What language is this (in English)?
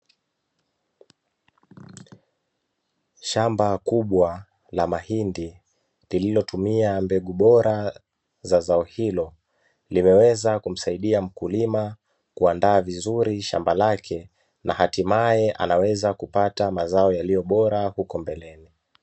Swahili